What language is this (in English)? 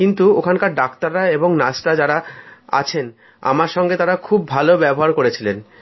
Bangla